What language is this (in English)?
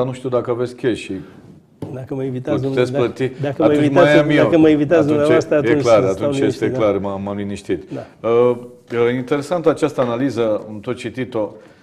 Romanian